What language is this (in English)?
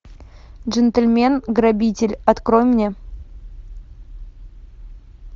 Russian